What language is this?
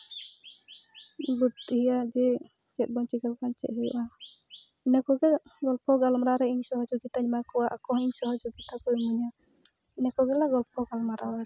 Santali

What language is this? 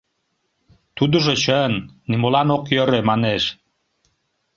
Mari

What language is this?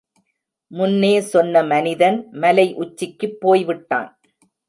Tamil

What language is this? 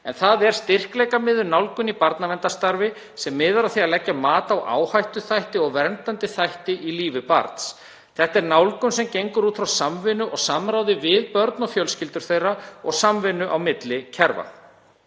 Icelandic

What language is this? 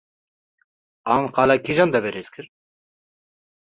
Kurdish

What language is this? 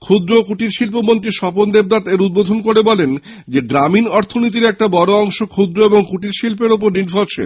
Bangla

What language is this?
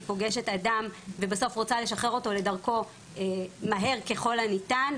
Hebrew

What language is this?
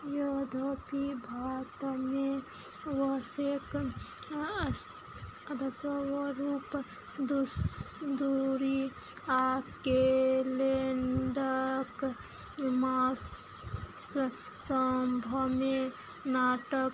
Maithili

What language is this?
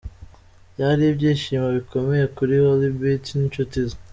Kinyarwanda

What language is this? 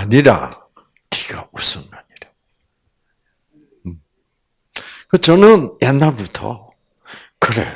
Korean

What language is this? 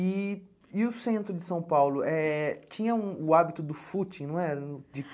Portuguese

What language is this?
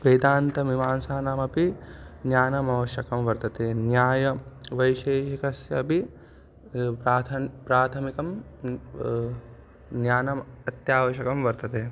Sanskrit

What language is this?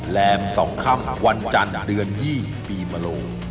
Thai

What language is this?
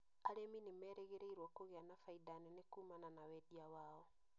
Kikuyu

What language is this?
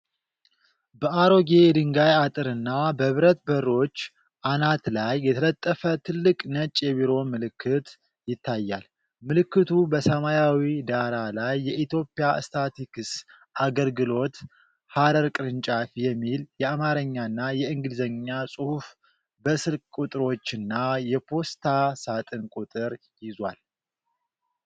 Amharic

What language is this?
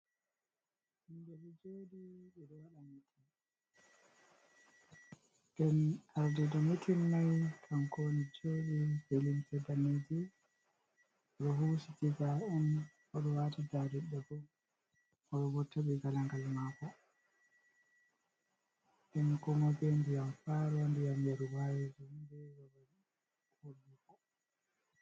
Fula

